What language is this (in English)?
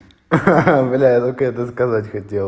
Russian